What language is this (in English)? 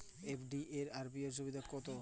Bangla